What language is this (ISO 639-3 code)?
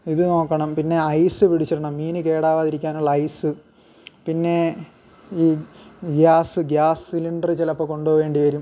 mal